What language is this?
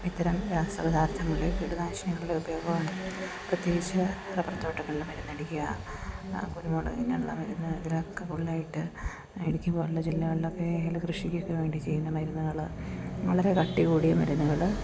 Malayalam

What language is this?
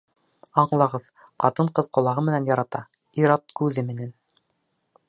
Bashkir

